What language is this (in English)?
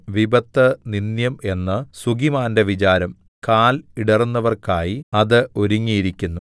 Malayalam